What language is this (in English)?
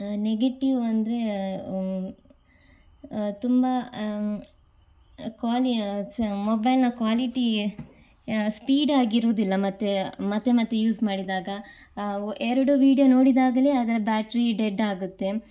Kannada